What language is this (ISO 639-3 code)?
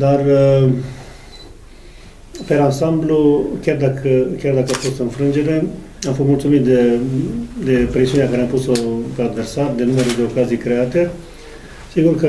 ron